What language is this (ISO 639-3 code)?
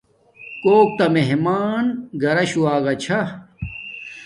dmk